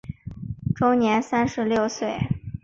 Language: Chinese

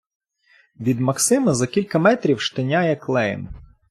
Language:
Ukrainian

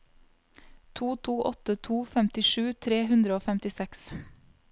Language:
Norwegian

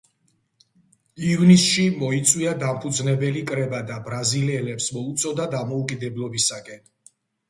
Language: Georgian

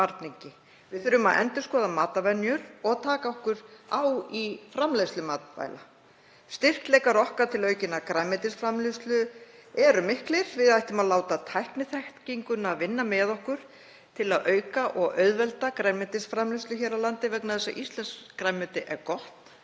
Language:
Icelandic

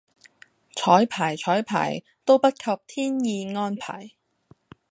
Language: Cantonese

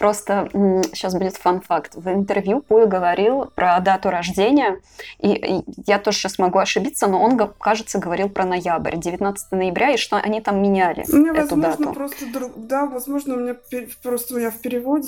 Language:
Russian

